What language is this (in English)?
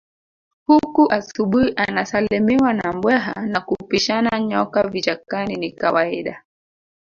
Swahili